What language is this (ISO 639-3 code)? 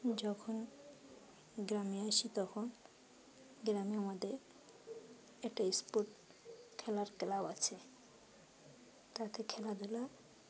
ben